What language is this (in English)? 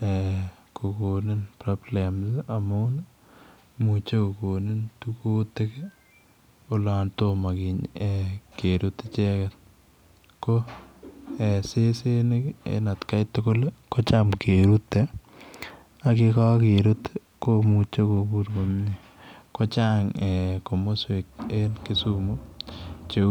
Kalenjin